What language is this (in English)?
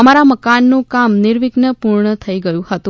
Gujarati